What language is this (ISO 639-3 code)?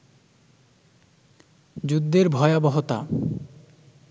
ben